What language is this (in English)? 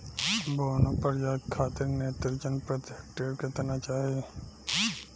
Bhojpuri